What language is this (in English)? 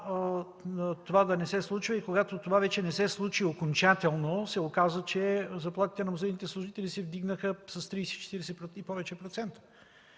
Bulgarian